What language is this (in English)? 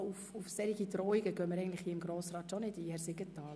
Swiss German